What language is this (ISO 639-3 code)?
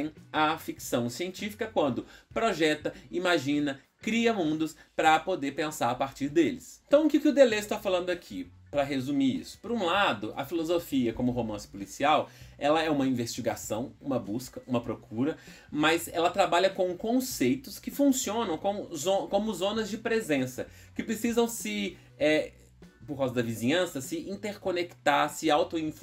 por